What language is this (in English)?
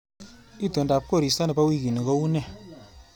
Kalenjin